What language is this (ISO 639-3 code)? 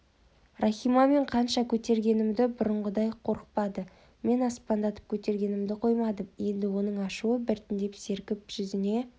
kaz